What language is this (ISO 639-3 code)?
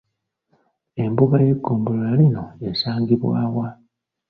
lug